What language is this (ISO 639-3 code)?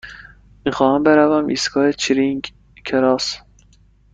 fas